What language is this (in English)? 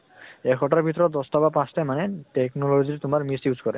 Assamese